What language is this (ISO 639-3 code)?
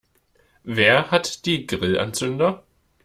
deu